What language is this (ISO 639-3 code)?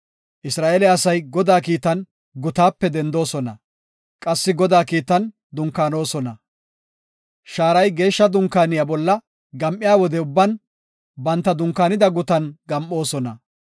gof